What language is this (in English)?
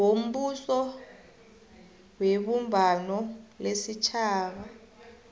South Ndebele